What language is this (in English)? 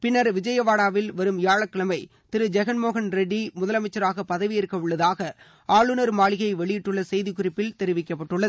Tamil